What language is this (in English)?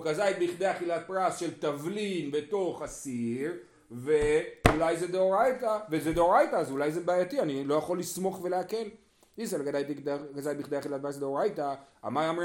Hebrew